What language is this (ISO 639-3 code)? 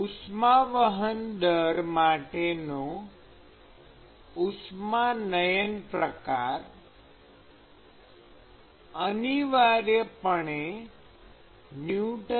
guj